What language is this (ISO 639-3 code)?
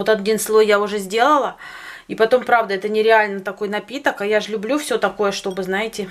rus